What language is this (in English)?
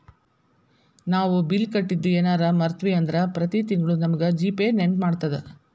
Kannada